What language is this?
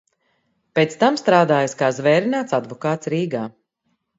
Latvian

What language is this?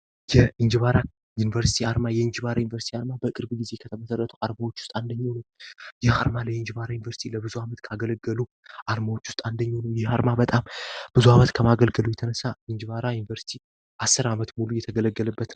Amharic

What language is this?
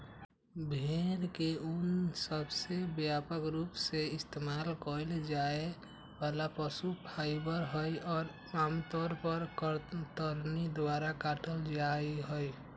Magahi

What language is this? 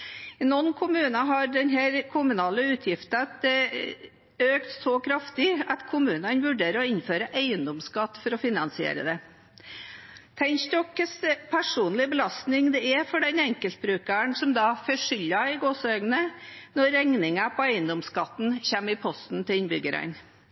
Norwegian Bokmål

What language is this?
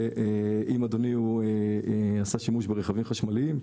Hebrew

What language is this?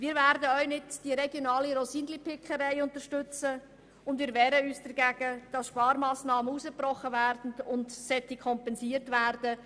Swiss German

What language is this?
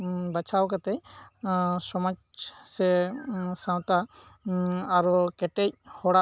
Santali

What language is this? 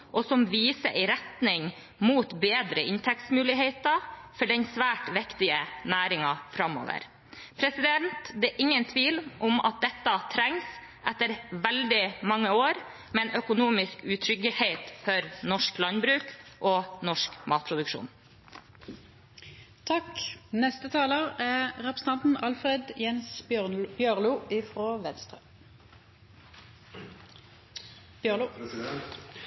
Norwegian Bokmål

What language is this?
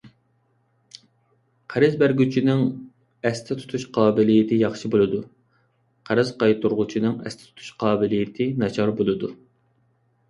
Uyghur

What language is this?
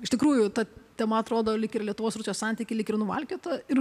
Lithuanian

